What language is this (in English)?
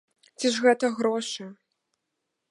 Belarusian